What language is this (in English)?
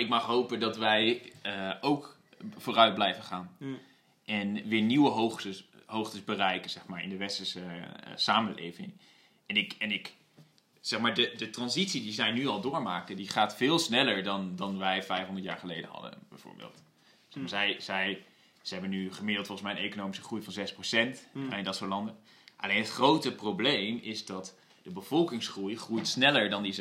Dutch